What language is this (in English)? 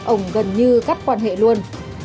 Vietnamese